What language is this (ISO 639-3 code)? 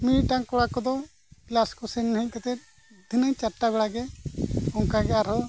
sat